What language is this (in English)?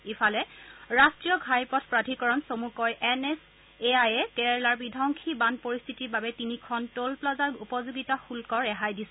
Assamese